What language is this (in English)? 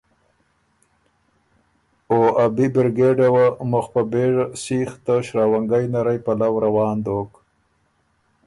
Ormuri